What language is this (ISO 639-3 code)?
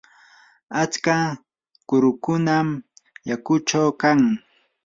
qur